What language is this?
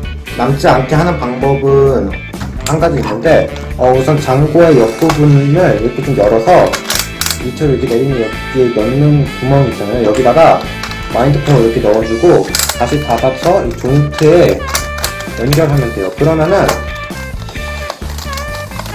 Korean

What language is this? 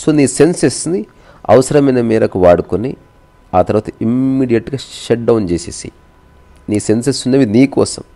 Telugu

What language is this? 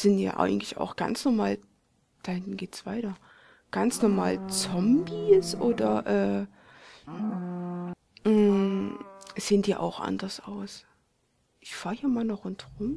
German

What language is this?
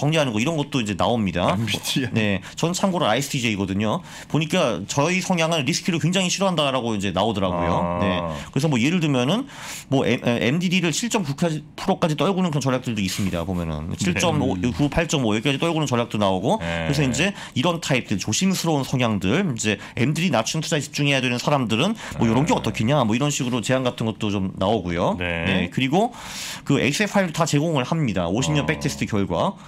Korean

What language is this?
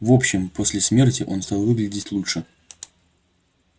Russian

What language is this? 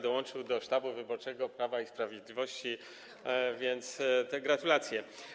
Polish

